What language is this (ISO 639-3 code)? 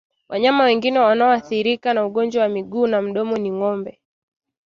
swa